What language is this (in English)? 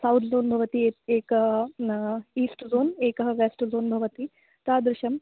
Sanskrit